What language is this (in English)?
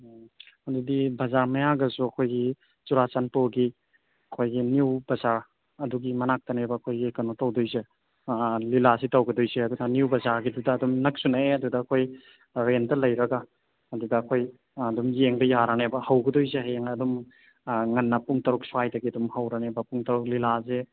Manipuri